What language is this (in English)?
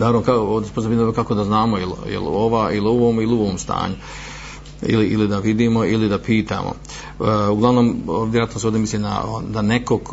Croatian